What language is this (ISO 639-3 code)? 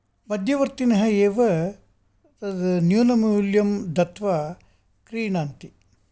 san